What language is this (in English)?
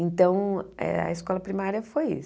Portuguese